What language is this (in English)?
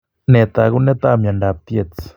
Kalenjin